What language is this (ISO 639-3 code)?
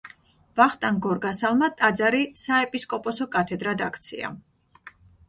kat